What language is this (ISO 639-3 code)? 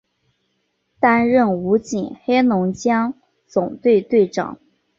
zho